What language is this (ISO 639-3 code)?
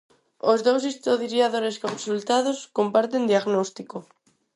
glg